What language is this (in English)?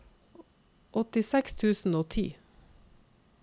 Norwegian